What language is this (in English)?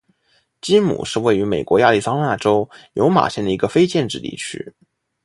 Chinese